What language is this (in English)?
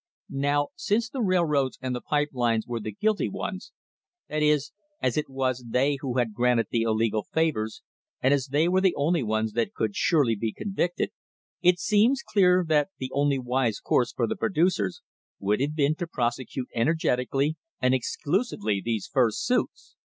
English